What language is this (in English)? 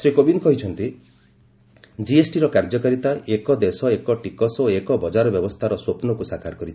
Odia